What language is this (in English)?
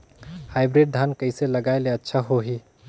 Chhattisgarhi